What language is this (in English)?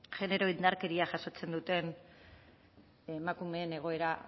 Basque